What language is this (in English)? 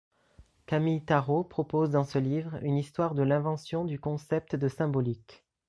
French